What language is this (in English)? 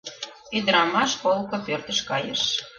Mari